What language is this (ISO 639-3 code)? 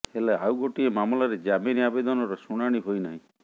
ori